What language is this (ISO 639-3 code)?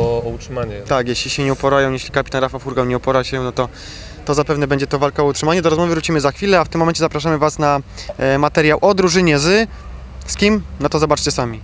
pol